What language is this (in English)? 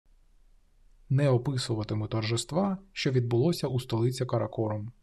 Ukrainian